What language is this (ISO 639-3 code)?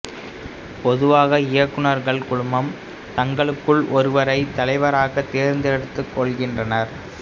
tam